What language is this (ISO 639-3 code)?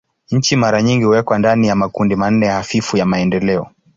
swa